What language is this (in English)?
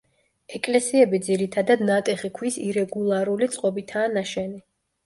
Georgian